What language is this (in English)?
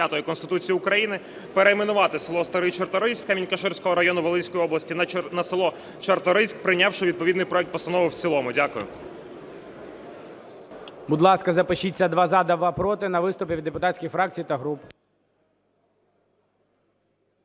Ukrainian